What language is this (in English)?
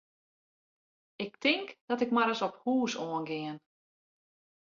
Western Frisian